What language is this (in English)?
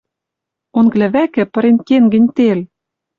Western Mari